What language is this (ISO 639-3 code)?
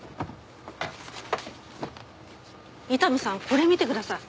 jpn